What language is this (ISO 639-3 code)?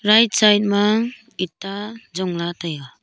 nnp